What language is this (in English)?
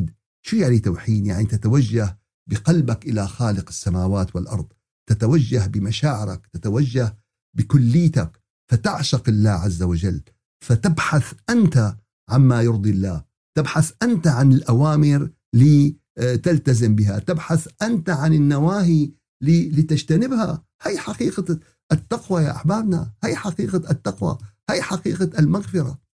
Arabic